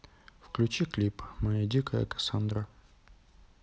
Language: Russian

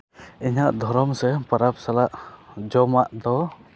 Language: Santali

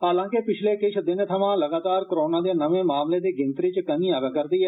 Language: Dogri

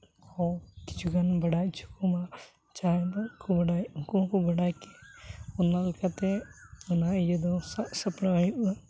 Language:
Santali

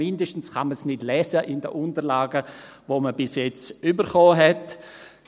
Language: Swiss German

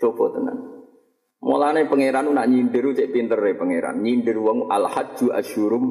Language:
Malay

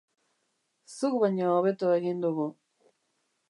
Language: Basque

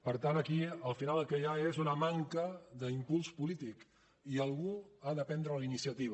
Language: Catalan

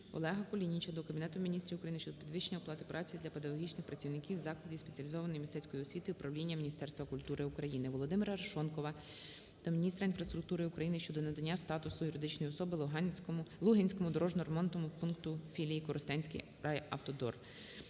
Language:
Ukrainian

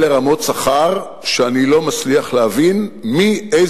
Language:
Hebrew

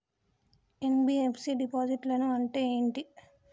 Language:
Telugu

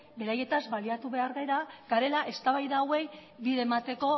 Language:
Basque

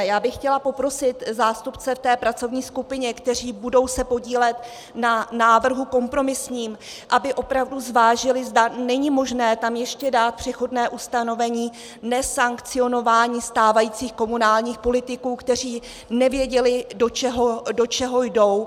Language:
Czech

